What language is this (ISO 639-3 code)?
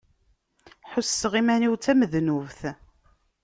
kab